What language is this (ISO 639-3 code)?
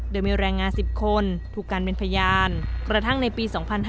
tha